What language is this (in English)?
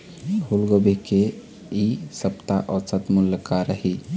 Chhattisgarhi